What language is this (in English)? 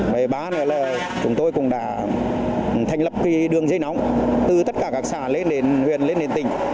Vietnamese